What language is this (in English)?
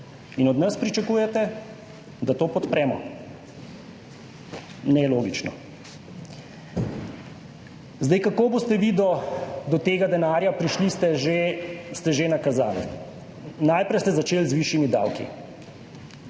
Slovenian